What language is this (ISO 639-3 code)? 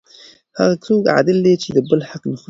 pus